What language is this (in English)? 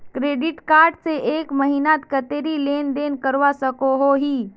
Magahi